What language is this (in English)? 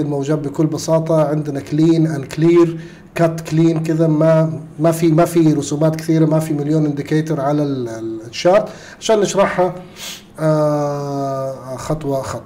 Arabic